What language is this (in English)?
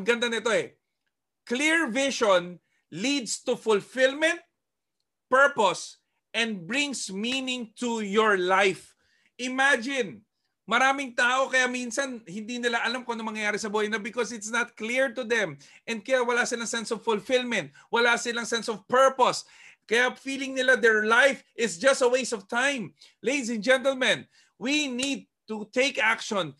Filipino